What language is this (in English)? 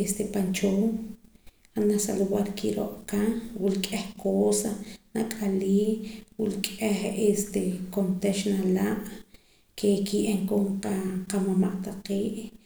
Poqomam